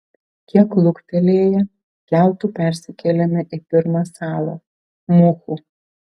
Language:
Lithuanian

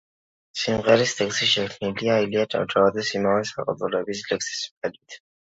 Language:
Georgian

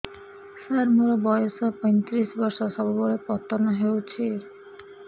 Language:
Odia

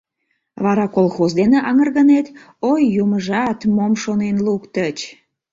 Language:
Mari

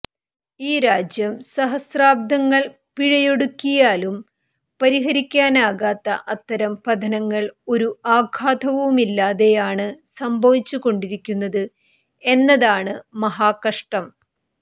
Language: Malayalam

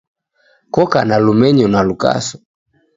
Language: Taita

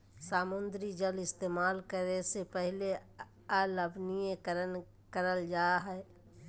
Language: Magahi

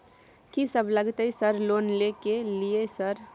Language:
Maithili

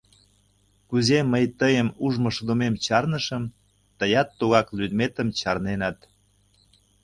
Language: Mari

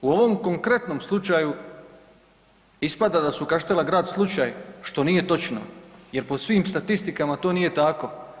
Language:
Croatian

